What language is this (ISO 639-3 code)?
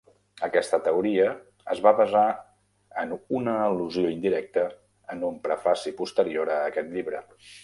cat